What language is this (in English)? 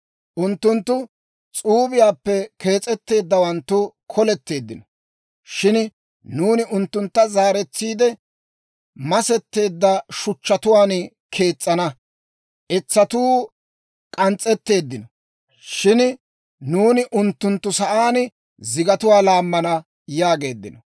Dawro